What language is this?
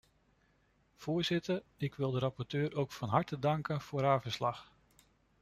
Dutch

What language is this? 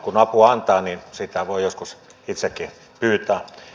Finnish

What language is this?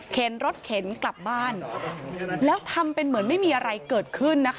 Thai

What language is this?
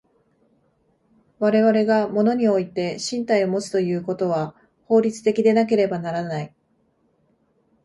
Japanese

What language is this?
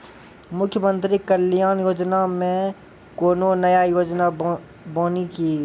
Maithili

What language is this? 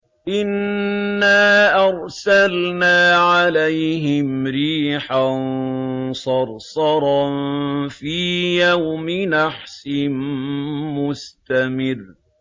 Arabic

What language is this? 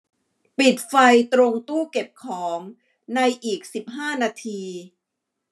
Thai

